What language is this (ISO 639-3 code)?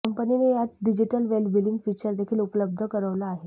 mar